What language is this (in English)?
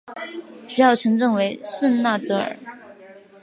Chinese